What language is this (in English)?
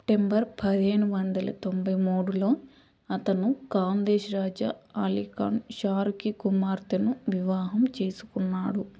Telugu